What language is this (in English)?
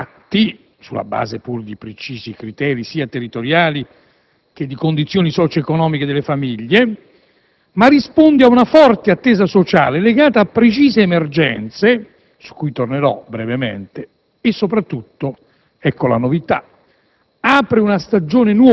Italian